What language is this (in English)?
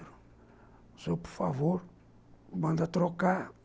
Portuguese